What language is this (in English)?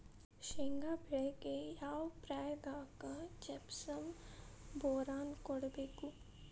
Kannada